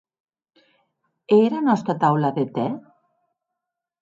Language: Occitan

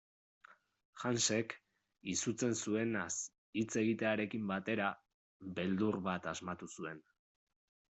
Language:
Basque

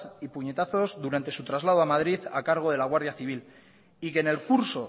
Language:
Spanish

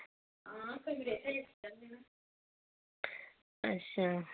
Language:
Dogri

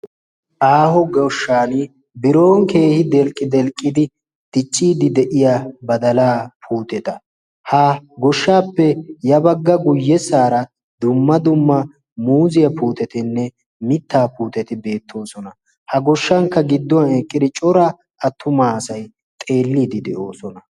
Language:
Wolaytta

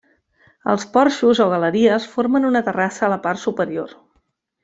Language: Catalan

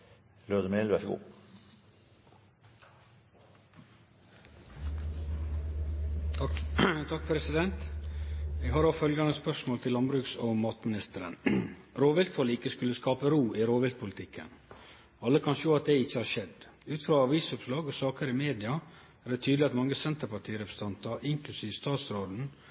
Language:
Norwegian Nynorsk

